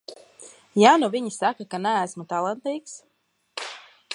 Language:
Latvian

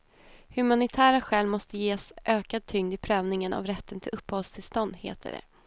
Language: Swedish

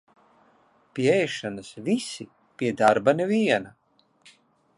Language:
Latvian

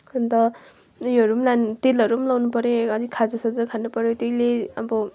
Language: Nepali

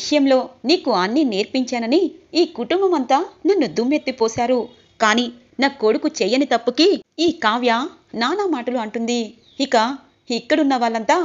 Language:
Telugu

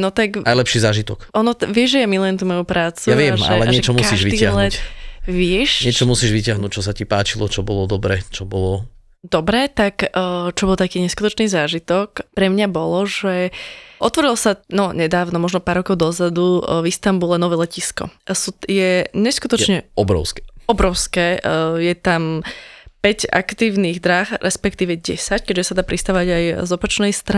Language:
Slovak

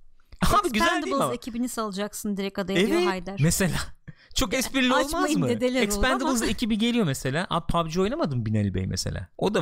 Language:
Turkish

